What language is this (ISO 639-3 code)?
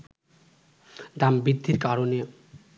ben